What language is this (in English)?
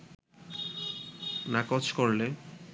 Bangla